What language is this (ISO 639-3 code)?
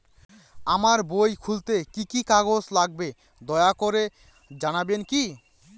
ben